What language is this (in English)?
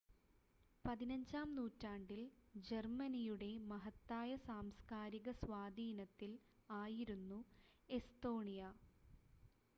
Malayalam